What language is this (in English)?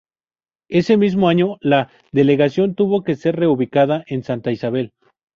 Spanish